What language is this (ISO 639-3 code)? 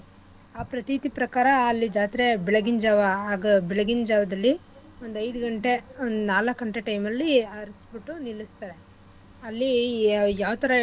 kan